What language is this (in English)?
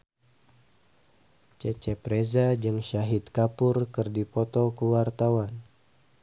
Sundanese